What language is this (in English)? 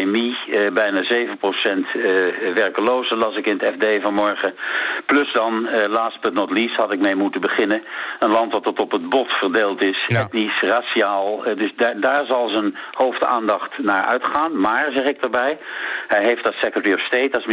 Dutch